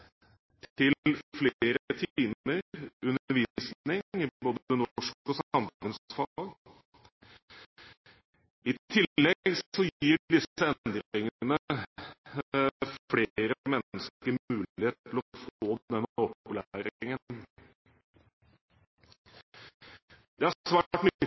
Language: Norwegian Bokmål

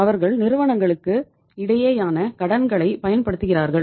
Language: Tamil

